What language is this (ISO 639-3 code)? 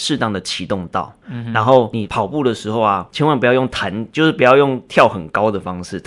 zho